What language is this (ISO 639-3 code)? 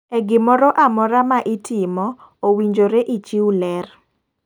luo